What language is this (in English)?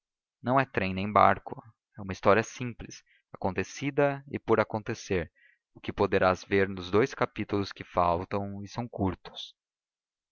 Portuguese